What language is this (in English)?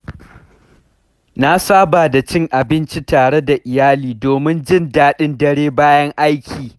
Hausa